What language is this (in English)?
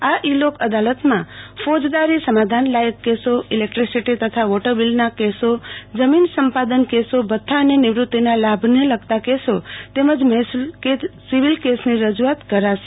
Gujarati